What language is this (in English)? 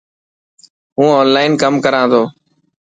Dhatki